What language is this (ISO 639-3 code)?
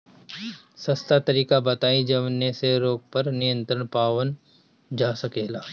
bho